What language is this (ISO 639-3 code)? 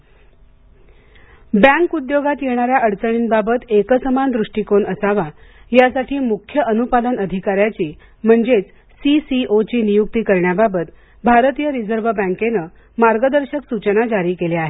mar